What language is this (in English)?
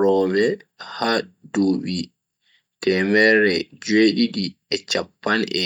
Bagirmi Fulfulde